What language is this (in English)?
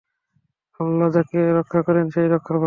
Bangla